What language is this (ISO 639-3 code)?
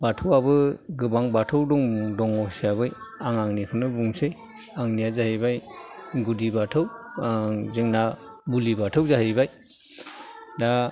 brx